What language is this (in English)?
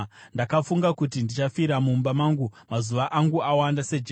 Shona